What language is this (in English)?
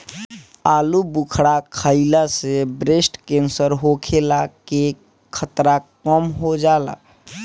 Bhojpuri